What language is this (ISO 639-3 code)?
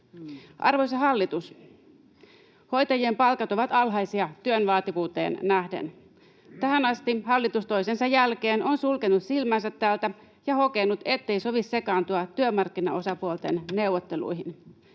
fin